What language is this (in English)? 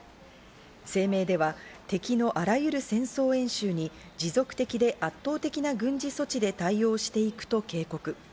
Japanese